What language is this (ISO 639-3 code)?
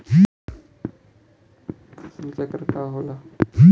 bho